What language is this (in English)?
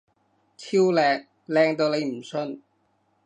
Cantonese